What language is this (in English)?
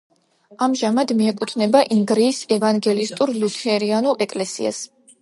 Georgian